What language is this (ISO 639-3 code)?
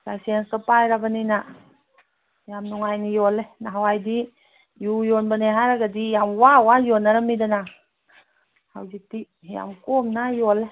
mni